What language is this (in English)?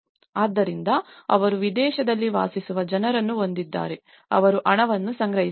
Kannada